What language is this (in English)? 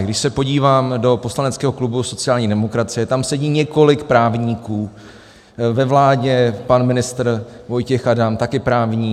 Czech